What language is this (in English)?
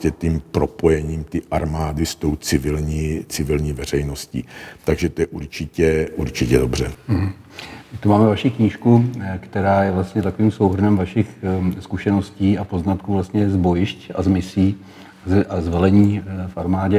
Czech